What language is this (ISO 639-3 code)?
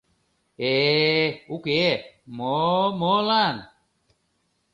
chm